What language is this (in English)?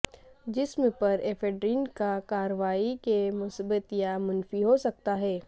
Urdu